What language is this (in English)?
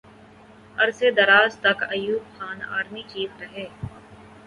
Urdu